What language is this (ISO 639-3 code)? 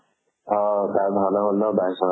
asm